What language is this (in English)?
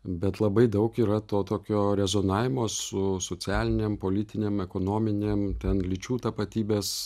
Lithuanian